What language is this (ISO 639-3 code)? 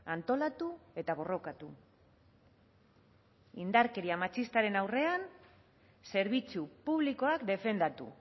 eus